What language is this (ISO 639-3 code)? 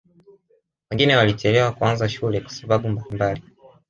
swa